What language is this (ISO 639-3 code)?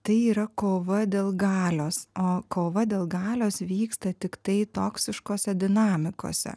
lit